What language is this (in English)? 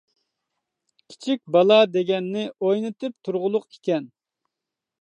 Uyghur